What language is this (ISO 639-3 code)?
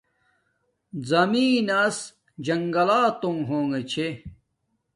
dmk